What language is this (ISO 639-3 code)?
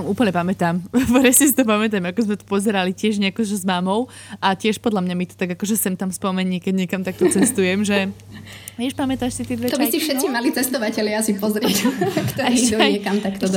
slk